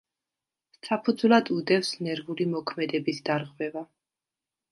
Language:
Georgian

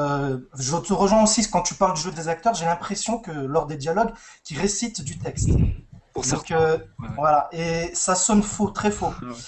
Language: French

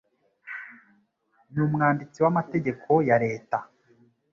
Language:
Kinyarwanda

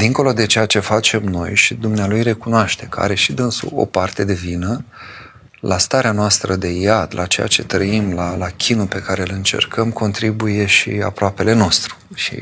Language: Romanian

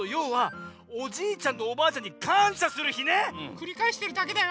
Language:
Japanese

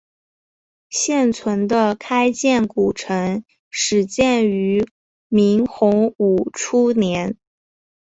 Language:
Chinese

